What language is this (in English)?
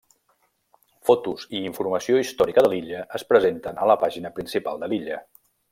Catalan